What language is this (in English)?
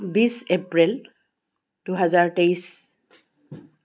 Assamese